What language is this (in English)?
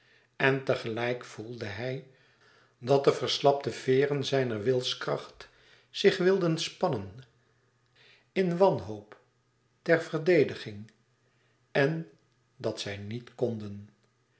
Dutch